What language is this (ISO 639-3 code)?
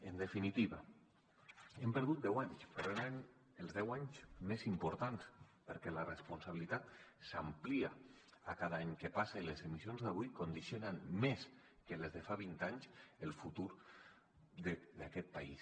cat